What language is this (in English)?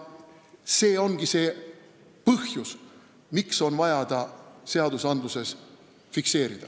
Estonian